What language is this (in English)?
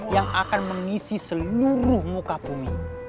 Indonesian